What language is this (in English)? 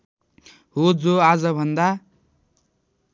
Nepali